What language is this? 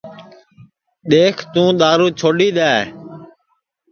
Sansi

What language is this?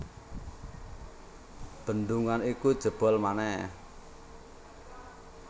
Javanese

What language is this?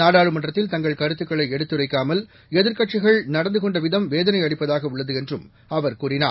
Tamil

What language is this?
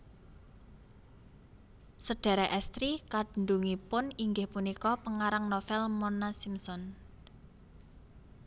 Javanese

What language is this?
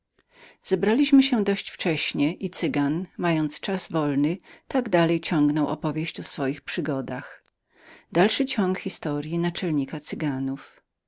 Polish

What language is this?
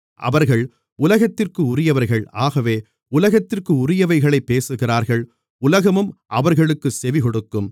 Tamil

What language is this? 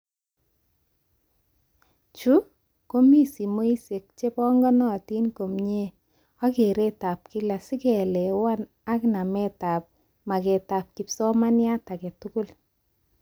Kalenjin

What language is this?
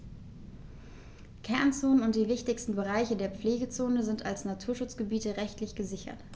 German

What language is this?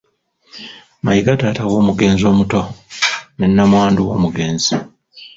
Ganda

